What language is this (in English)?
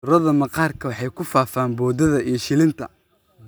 Somali